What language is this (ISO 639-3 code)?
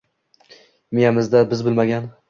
uzb